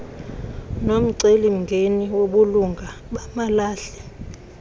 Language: Xhosa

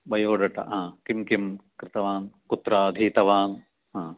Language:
Sanskrit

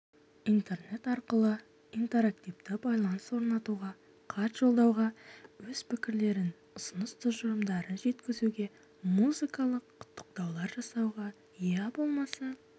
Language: Kazakh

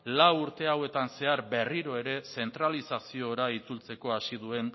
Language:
Basque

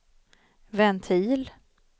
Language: Swedish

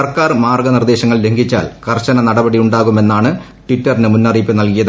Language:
Malayalam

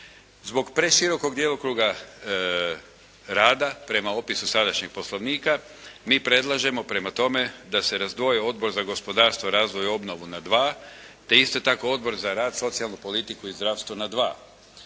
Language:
Croatian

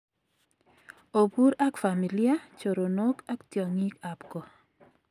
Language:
Kalenjin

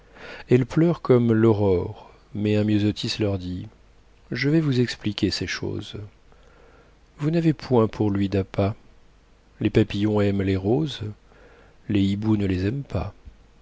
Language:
French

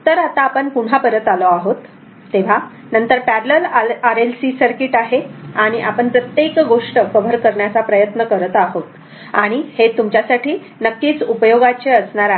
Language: Marathi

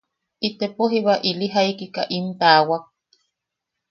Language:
Yaqui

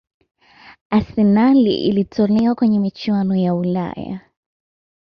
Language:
Swahili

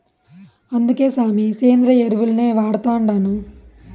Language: Telugu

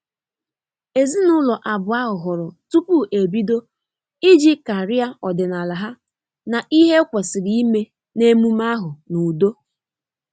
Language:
Igbo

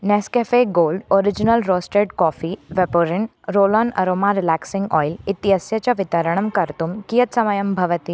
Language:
Sanskrit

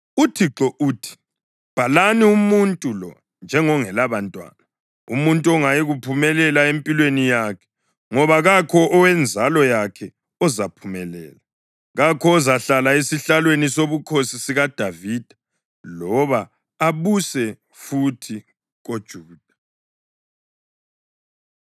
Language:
North Ndebele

